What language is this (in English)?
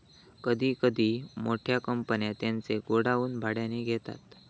Marathi